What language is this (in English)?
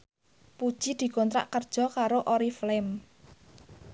Javanese